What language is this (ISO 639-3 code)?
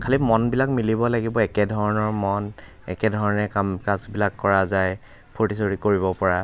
asm